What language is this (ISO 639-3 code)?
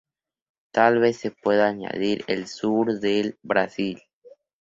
spa